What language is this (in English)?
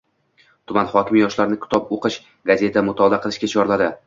Uzbek